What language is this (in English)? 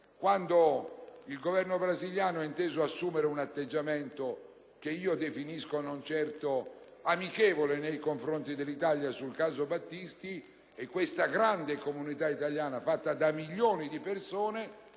Italian